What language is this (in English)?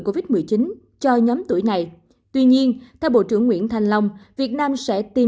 Vietnamese